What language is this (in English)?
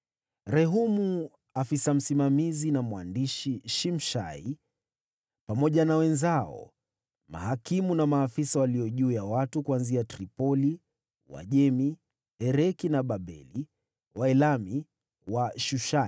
Swahili